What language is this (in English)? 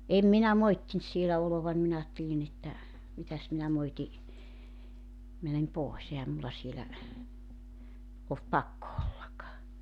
Finnish